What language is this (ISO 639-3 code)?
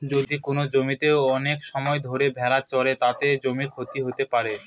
ben